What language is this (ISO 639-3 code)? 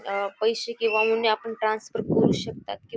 mar